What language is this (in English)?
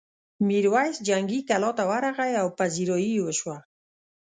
Pashto